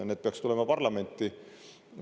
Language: Estonian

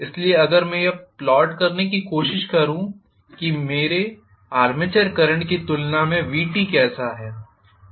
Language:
Hindi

